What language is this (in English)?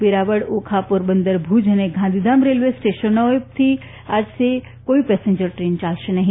Gujarati